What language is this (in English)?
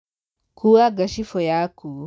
Kikuyu